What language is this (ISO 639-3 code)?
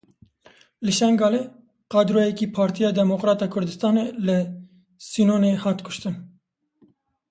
kur